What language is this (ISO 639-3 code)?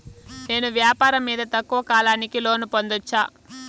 tel